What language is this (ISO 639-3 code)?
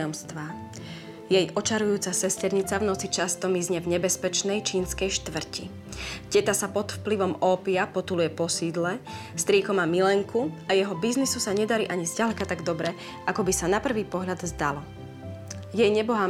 slk